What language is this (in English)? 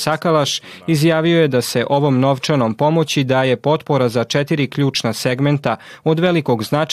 Croatian